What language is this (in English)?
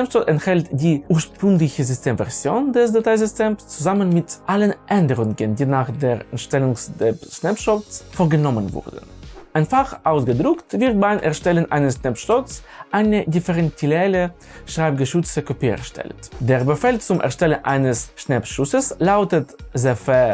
German